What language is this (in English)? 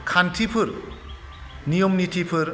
Bodo